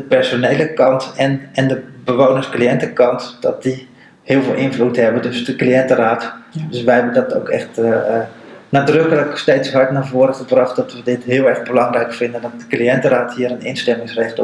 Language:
Dutch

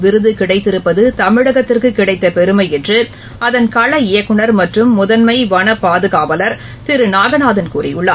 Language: Tamil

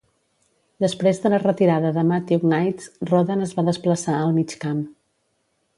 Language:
Catalan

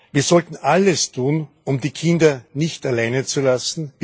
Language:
German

